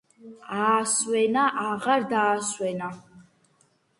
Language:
Georgian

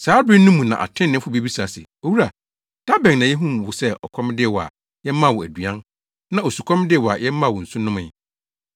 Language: Akan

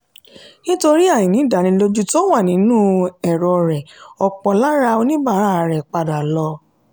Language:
Yoruba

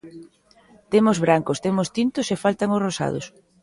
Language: Galician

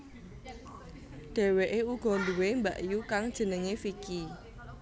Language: Javanese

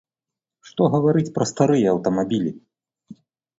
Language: Belarusian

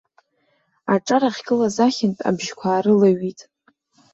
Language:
Abkhazian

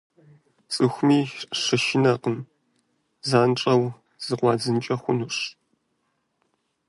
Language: Kabardian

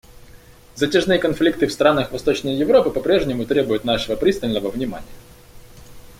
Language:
Russian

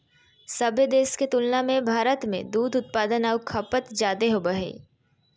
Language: Magahi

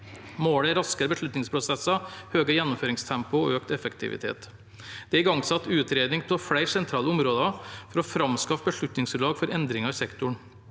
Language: Norwegian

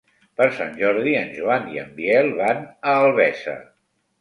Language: Catalan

